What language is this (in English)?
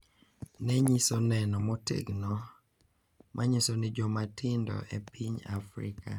Luo (Kenya and Tanzania)